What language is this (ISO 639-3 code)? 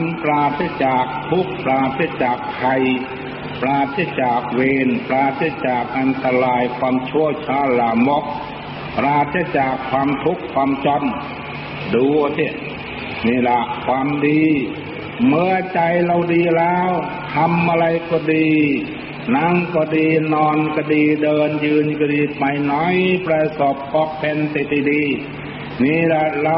tha